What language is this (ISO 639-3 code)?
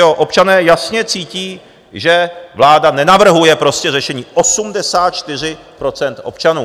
ces